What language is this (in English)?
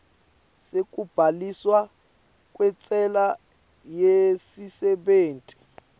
Swati